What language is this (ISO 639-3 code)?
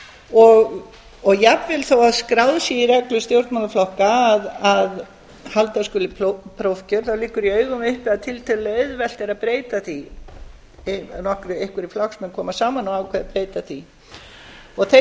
isl